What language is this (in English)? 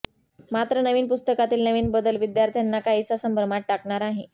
Marathi